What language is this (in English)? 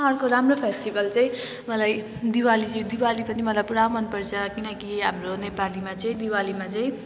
Nepali